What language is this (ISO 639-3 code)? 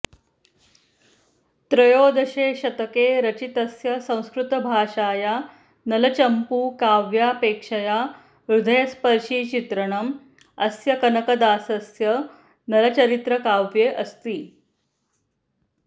san